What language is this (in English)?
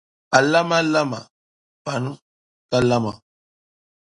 Dagbani